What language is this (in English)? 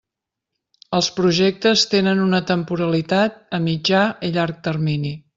Catalan